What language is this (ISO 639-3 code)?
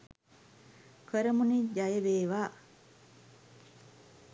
sin